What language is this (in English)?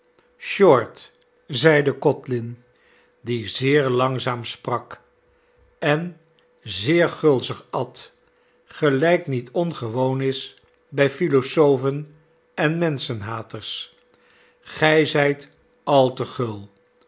Dutch